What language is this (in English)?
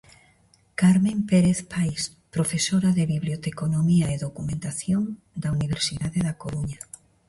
Galician